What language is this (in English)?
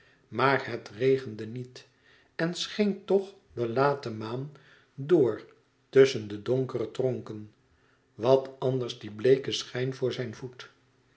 Dutch